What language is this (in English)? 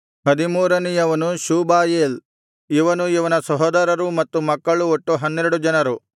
Kannada